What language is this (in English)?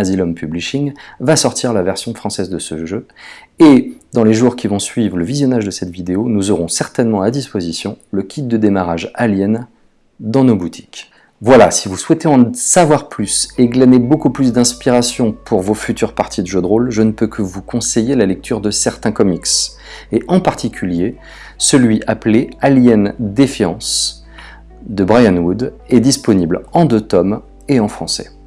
French